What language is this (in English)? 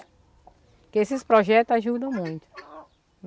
Portuguese